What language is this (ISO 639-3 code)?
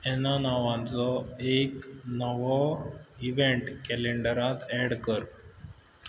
kok